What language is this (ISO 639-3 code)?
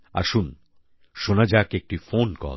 ben